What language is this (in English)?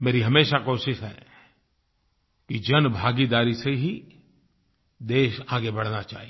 Hindi